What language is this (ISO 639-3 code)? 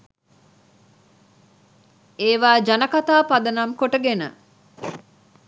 sin